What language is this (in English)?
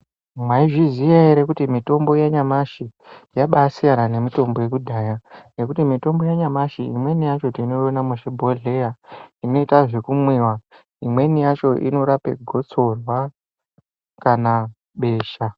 Ndau